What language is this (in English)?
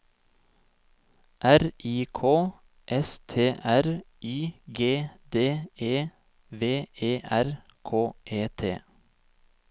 Norwegian